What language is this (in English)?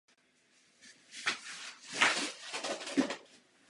Czech